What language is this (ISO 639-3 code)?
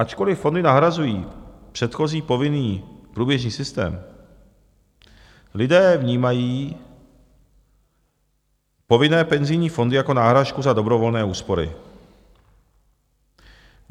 ces